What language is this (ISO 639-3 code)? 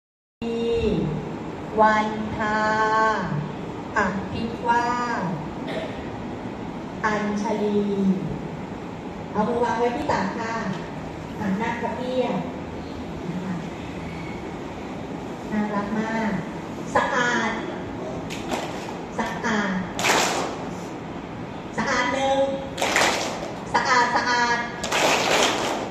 tha